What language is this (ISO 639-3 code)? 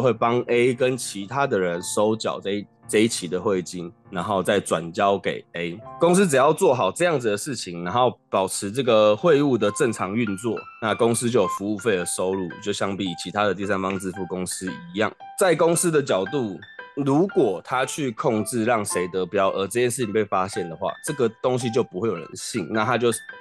zho